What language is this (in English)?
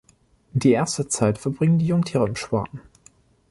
German